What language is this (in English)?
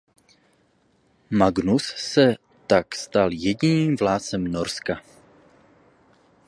Czech